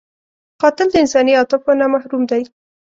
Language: Pashto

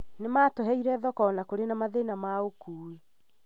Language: Kikuyu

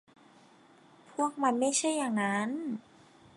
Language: Thai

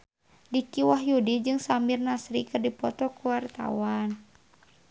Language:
Sundanese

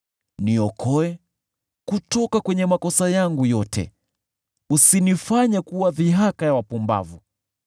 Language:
Swahili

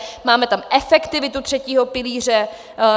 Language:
Czech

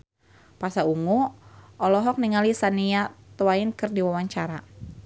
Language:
Sundanese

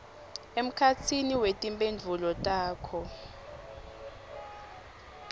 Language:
Swati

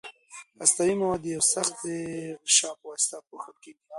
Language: Pashto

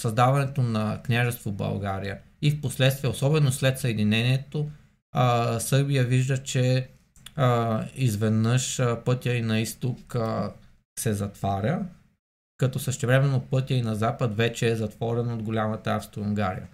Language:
Bulgarian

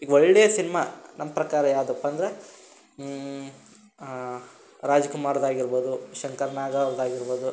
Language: Kannada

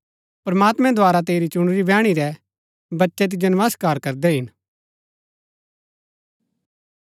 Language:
Gaddi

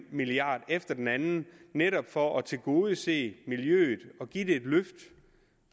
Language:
Danish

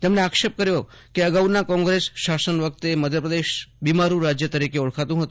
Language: Gujarati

